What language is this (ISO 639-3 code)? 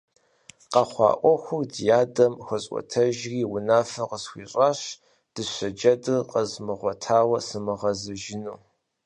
kbd